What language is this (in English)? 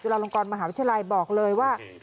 Thai